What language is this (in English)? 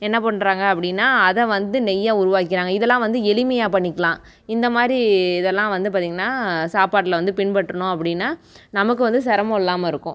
Tamil